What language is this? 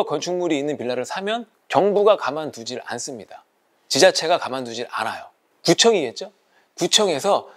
Korean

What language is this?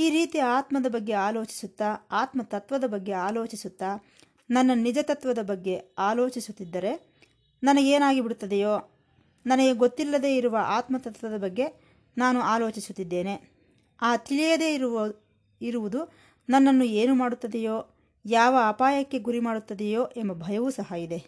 Kannada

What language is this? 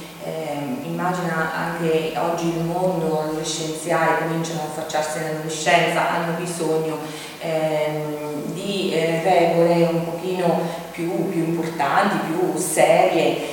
Italian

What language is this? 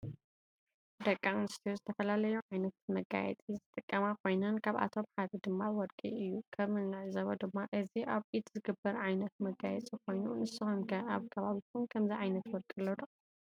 Tigrinya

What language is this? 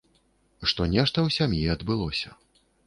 Belarusian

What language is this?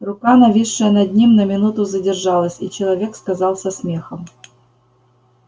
Russian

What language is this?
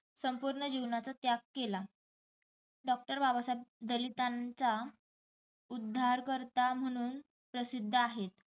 Marathi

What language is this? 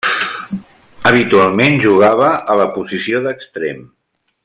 Catalan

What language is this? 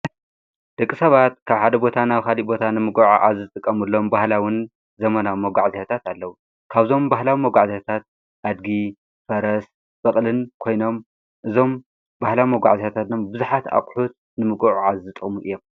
Tigrinya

